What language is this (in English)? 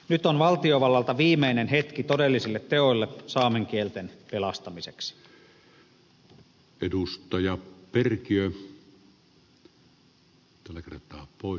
Finnish